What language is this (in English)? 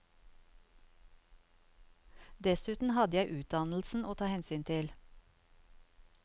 Norwegian